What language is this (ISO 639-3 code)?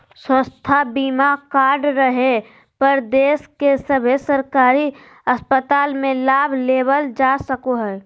mag